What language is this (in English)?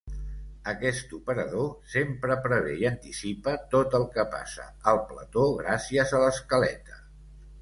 Catalan